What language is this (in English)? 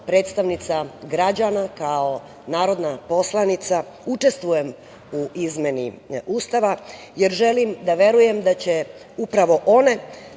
Serbian